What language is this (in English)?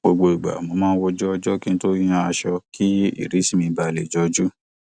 Yoruba